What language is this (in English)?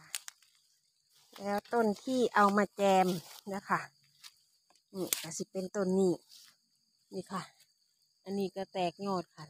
Thai